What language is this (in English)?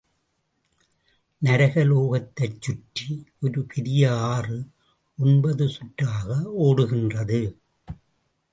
Tamil